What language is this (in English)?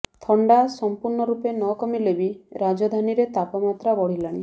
Odia